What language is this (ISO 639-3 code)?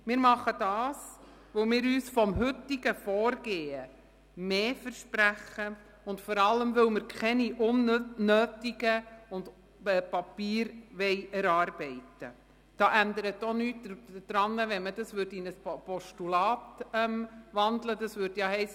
gsw